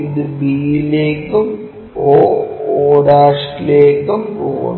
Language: Malayalam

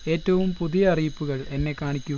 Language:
Malayalam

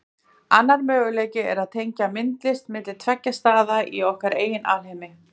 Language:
Icelandic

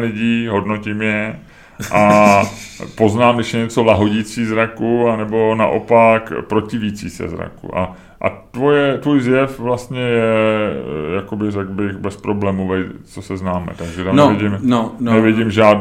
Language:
Czech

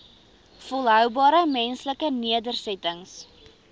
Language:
Afrikaans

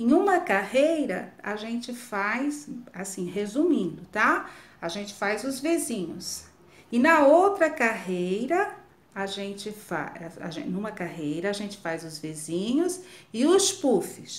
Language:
Portuguese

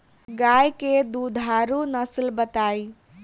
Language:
Bhojpuri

